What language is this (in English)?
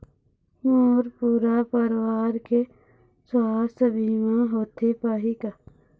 Chhattisgarhi